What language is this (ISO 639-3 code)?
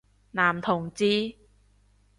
yue